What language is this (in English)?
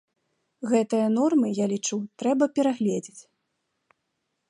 Belarusian